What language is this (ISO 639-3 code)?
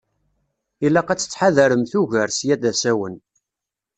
kab